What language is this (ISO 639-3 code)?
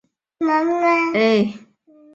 zho